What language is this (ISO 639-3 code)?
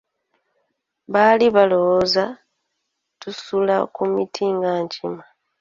lug